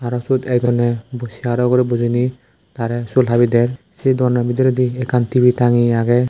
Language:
Chakma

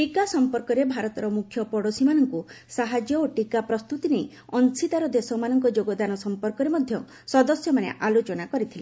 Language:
Odia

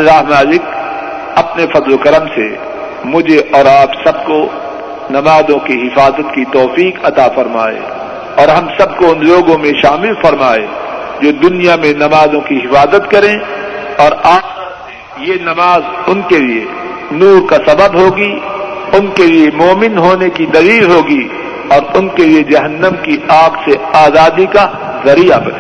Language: Urdu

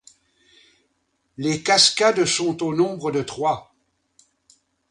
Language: French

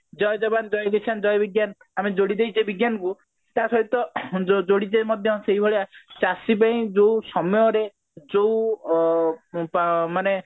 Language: Odia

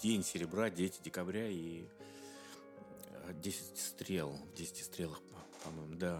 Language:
Russian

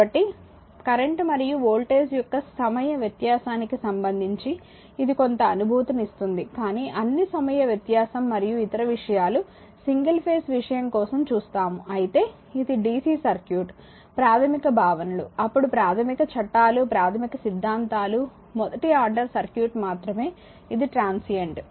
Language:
Telugu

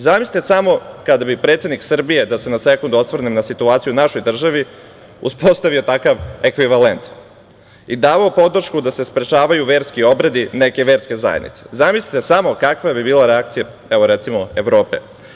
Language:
Serbian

